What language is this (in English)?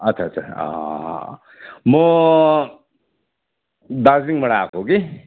Nepali